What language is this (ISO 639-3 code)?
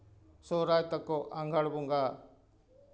sat